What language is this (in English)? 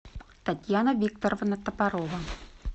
Russian